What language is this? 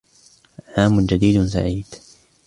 Arabic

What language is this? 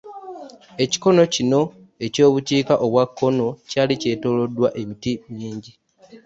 Ganda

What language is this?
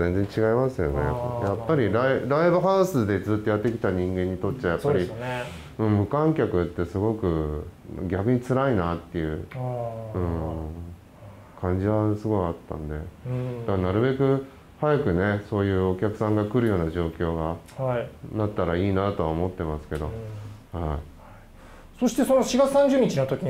Japanese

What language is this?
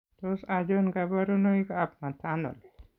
Kalenjin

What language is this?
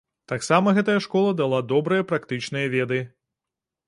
Belarusian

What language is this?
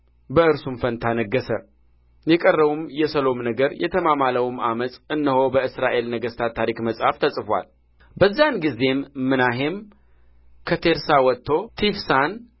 Amharic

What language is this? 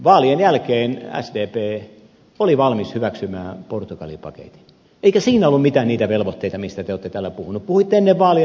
Finnish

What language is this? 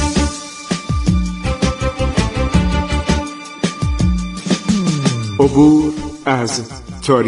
Persian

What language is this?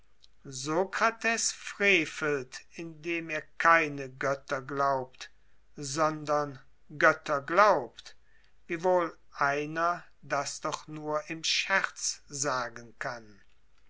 German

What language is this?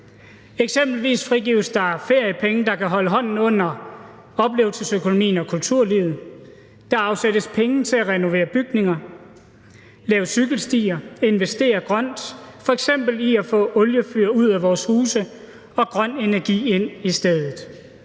Danish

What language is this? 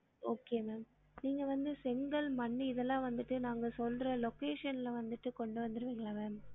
Tamil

